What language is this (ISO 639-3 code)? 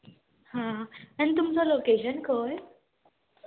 kok